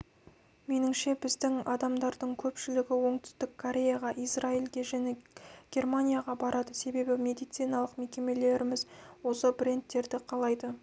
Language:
Kazakh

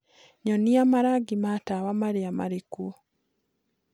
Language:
Kikuyu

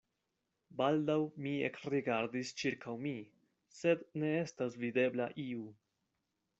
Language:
Esperanto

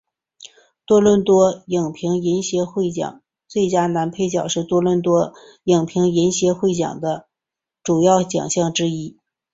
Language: Chinese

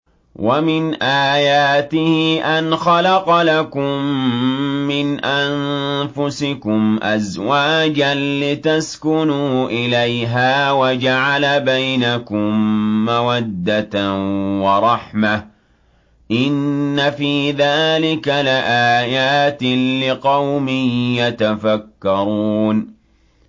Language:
Arabic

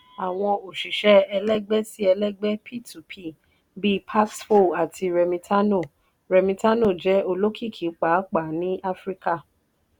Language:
Yoruba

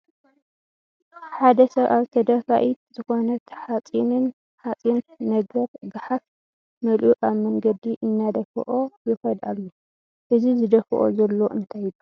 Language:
Tigrinya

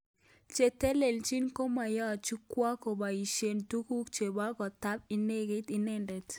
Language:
Kalenjin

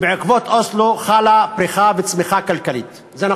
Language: Hebrew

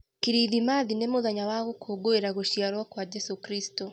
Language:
Kikuyu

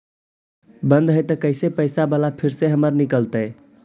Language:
Magahi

